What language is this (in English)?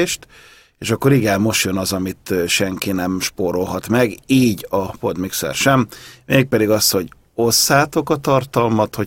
Hungarian